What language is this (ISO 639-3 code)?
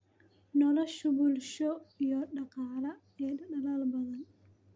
som